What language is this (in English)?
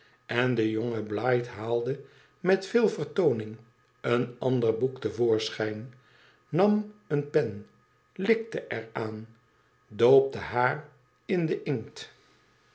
Dutch